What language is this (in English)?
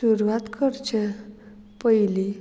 Konkani